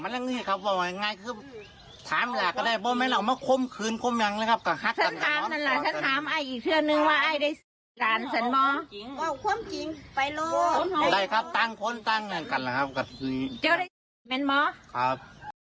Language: Thai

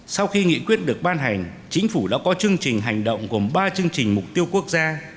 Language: Vietnamese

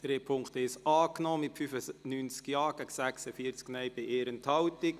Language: Swiss German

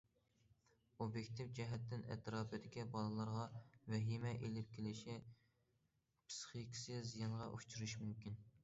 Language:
Uyghur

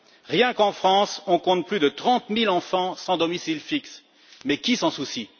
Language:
French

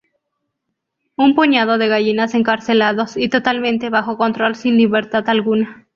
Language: Spanish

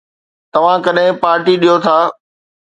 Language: Sindhi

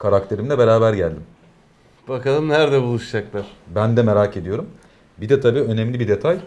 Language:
Turkish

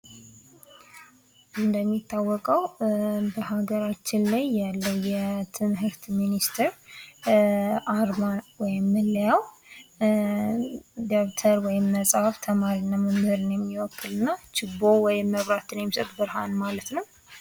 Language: Amharic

